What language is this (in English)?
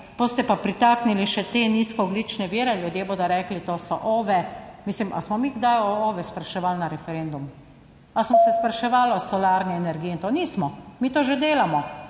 Slovenian